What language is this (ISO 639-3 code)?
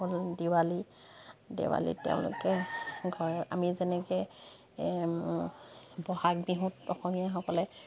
asm